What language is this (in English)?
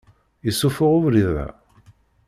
Kabyle